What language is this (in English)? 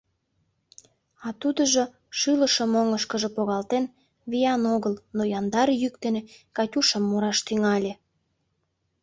Mari